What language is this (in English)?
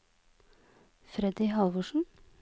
Norwegian